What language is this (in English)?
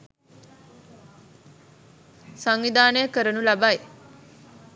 Sinhala